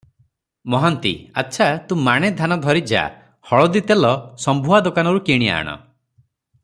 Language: Odia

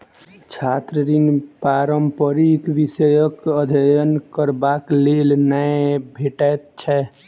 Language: Maithili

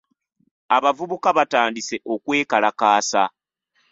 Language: Ganda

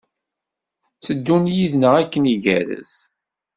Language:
Kabyle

